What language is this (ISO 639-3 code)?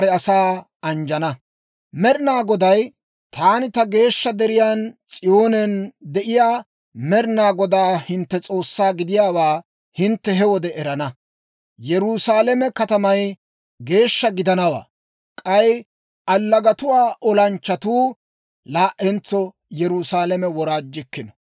dwr